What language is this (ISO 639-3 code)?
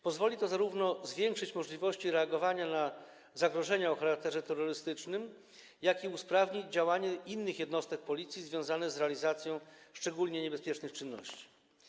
pol